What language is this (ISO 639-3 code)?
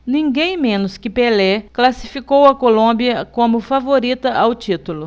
por